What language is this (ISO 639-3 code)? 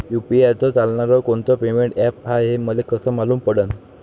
mar